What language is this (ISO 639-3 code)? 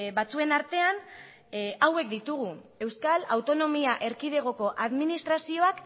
eus